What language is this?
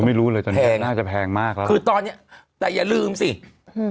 Thai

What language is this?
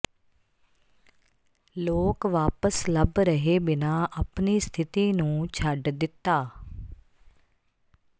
Punjabi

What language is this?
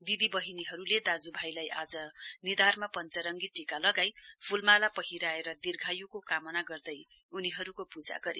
Nepali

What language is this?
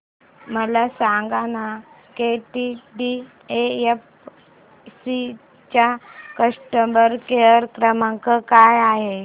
Marathi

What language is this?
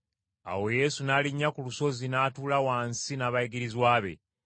Ganda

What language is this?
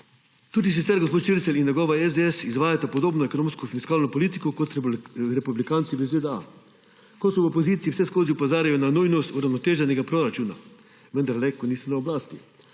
Slovenian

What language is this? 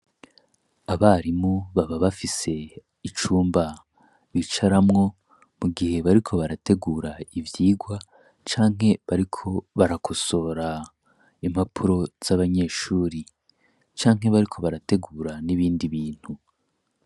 Rundi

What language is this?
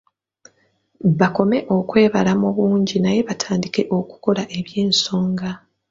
Ganda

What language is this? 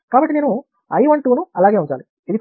Telugu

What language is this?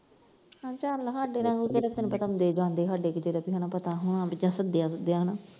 Punjabi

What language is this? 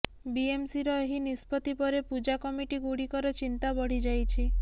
Odia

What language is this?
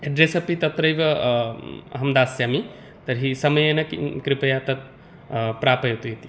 Sanskrit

